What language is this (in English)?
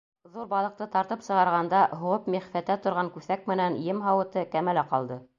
Bashkir